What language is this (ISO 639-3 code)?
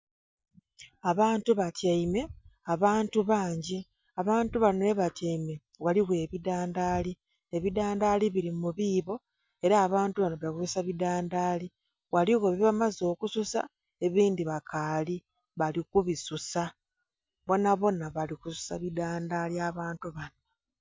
xog